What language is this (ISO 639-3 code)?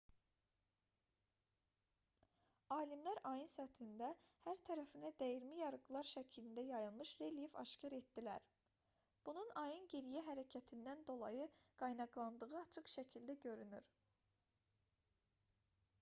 aze